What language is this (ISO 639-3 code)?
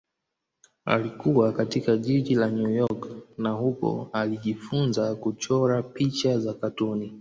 swa